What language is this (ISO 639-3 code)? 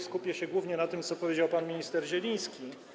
pol